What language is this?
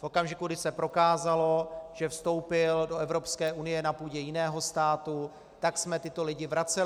Czech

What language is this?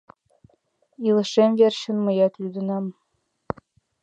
Mari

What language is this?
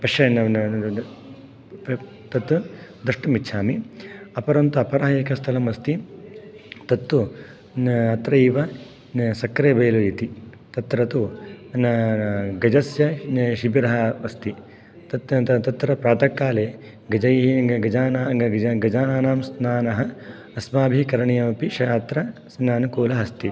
Sanskrit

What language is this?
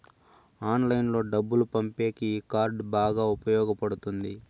Telugu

